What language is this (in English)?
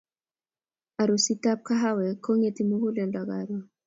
Kalenjin